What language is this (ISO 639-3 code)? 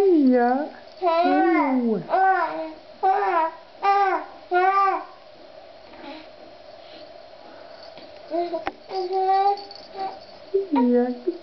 ron